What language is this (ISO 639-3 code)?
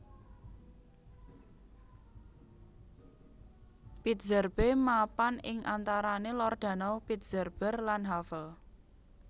jav